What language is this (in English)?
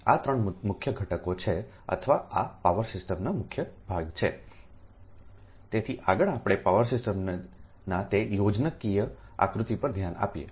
Gujarati